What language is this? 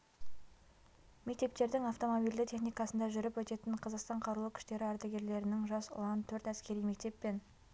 Kazakh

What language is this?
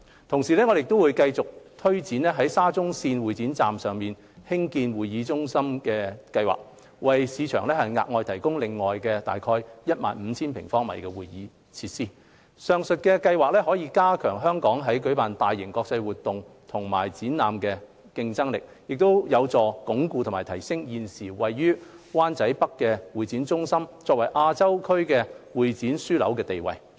Cantonese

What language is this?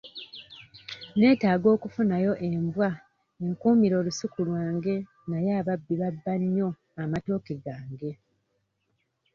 Ganda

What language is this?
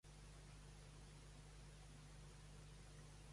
Catalan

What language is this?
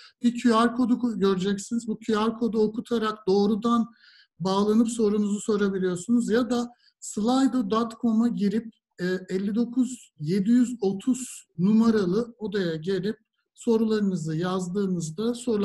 Turkish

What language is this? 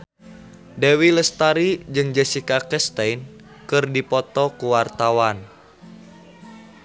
Sundanese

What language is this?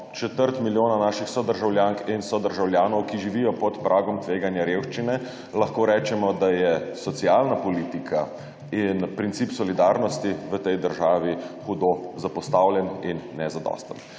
Slovenian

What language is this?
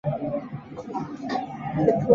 Chinese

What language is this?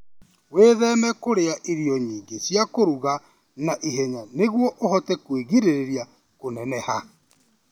Kikuyu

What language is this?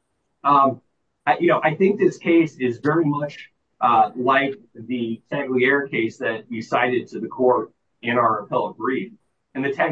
English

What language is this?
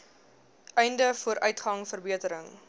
Afrikaans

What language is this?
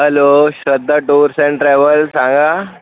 Marathi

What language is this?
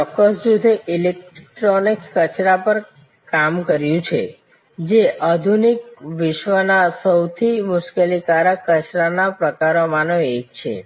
Gujarati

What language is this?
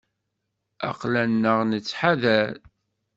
Kabyle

